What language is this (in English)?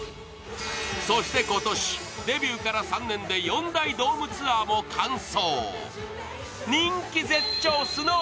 Japanese